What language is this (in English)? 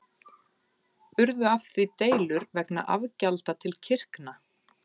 Icelandic